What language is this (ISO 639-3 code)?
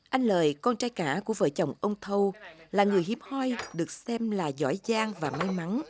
vie